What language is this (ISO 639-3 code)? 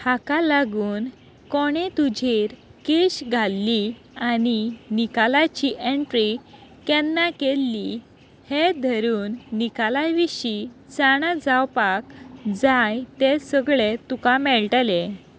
kok